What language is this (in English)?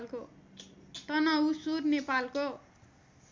Nepali